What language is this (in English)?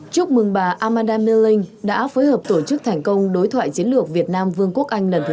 Vietnamese